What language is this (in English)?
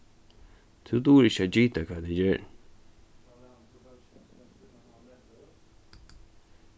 Faroese